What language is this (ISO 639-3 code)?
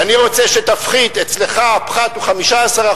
heb